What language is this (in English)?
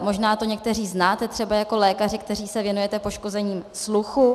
Czech